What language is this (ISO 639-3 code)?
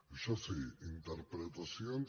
cat